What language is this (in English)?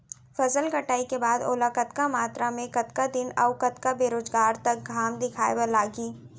Chhattisgarhi